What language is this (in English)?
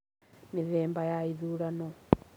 Kikuyu